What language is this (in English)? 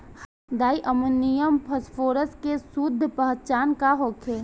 Bhojpuri